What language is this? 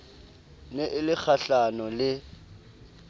Southern Sotho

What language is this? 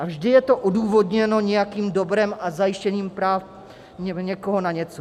Czech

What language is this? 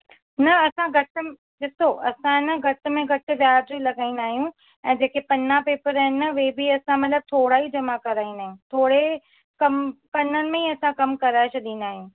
Sindhi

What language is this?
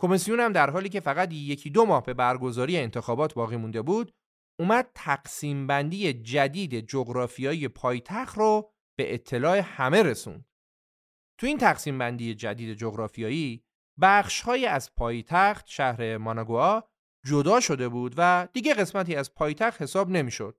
Persian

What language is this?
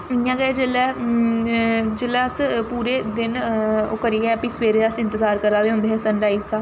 Dogri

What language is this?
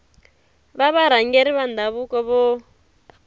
Tsonga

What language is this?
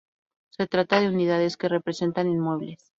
Spanish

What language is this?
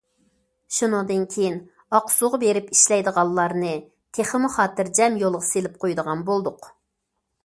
Uyghur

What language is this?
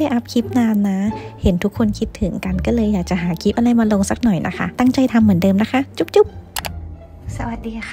Thai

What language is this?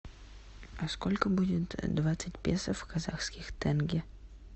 Russian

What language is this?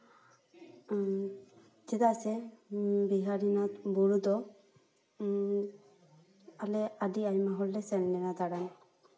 Santali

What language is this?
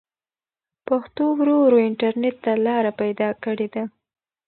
Pashto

